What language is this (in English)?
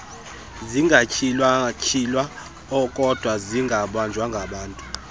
Xhosa